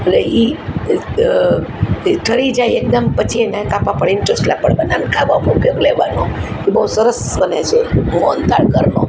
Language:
Gujarati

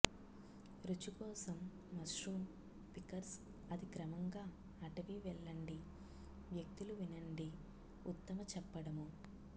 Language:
Telugu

